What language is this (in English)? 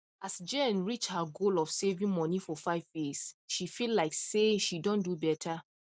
Nigerian Pidgin